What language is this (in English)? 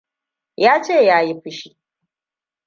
Hausa